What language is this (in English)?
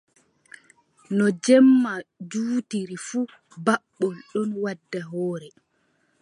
Adamawa Fulfulde